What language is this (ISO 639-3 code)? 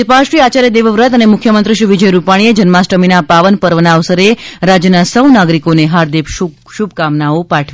guj